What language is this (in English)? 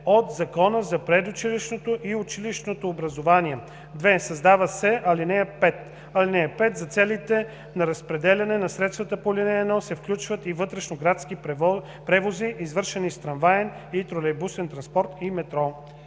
Bulgarian